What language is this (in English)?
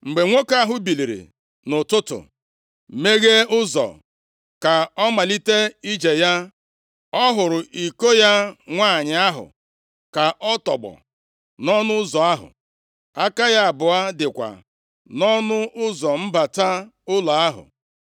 Igbo